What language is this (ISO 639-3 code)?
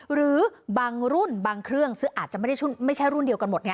tha